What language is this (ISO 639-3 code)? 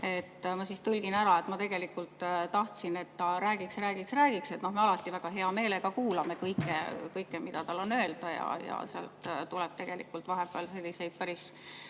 est